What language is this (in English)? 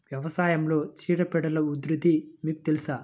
Telugu